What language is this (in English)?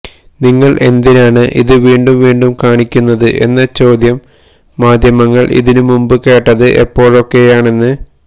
Malayalam